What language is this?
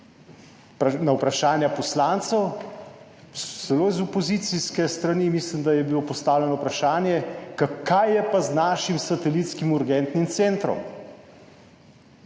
Slovenian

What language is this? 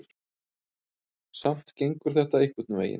Icelandic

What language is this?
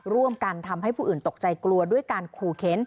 Thai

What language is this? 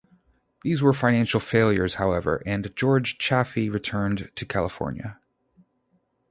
English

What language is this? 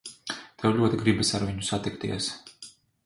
Latvian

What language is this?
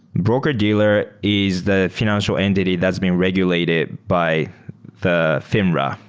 English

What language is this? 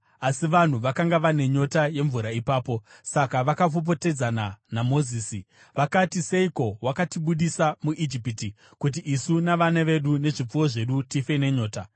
Shona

